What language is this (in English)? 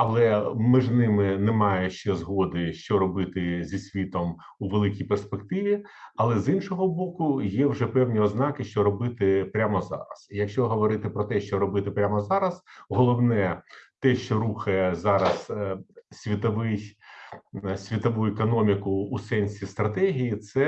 Ukrainian